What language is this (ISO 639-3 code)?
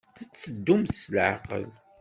kab